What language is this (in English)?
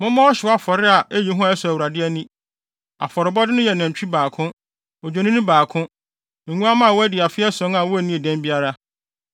Akan